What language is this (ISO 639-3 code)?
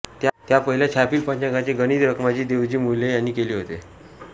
mar